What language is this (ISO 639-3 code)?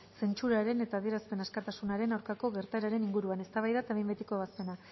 eus